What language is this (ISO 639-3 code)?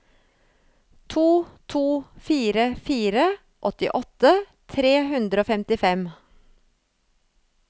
nor